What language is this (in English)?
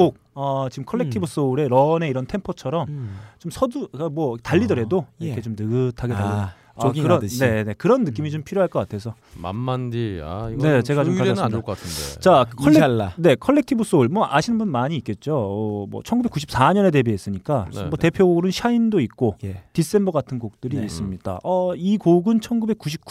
Korean